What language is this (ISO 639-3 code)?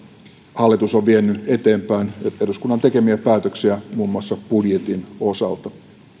fin